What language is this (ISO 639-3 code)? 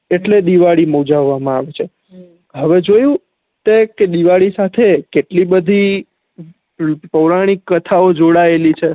guj